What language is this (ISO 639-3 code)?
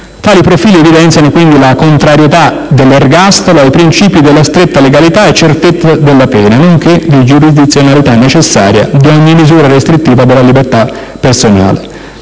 ita